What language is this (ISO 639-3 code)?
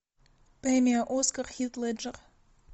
rus